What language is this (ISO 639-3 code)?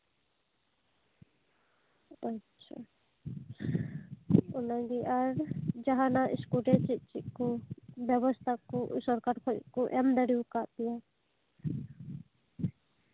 sat